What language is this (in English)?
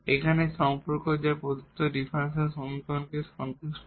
Bangla